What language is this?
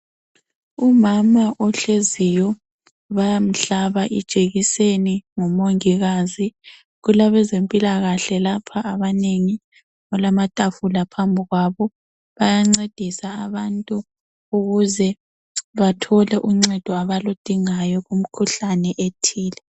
North Ndebele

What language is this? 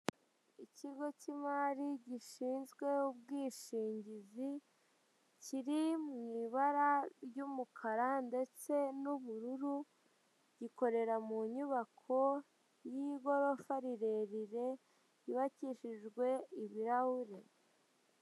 Kinyarwanda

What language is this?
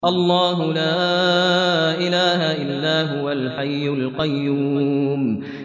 Arabic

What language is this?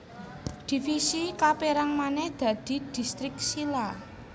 Javanese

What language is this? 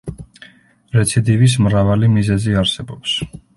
Georgian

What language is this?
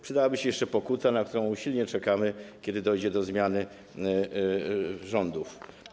Polish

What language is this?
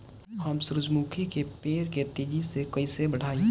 Bhojpuri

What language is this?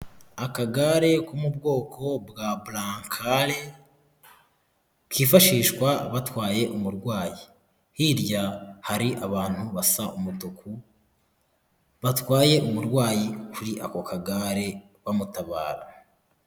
Kinyarwanda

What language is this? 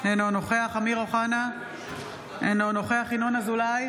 Hebrew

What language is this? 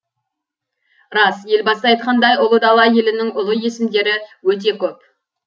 Kazakh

